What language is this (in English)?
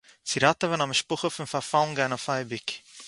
Yiddish